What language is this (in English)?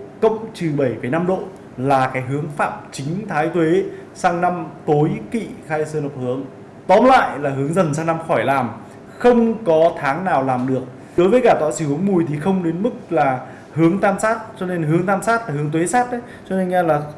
Vietnamese